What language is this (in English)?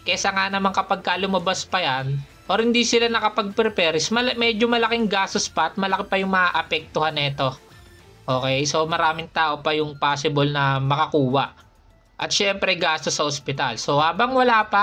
Filipino